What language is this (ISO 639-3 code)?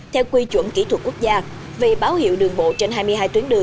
vie